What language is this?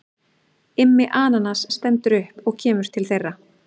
Icelandic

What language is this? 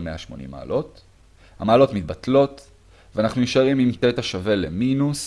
Hebrew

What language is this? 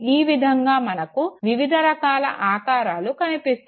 Telugu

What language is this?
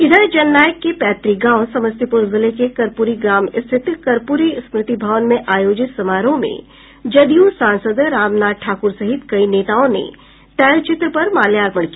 Hindi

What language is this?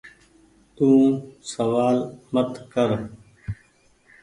Goaria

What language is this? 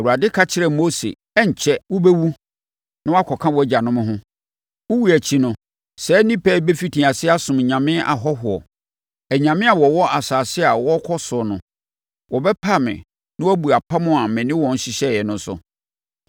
Akan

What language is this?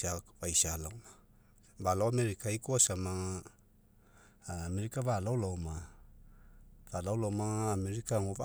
Mekeo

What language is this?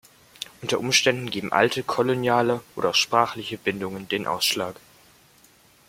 German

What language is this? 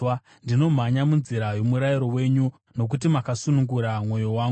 Shona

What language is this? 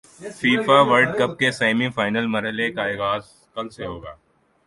Urdu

